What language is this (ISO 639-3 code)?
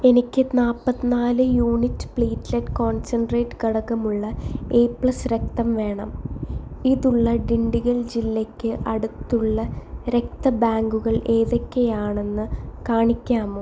mal